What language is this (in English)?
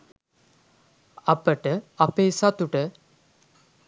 Sinhala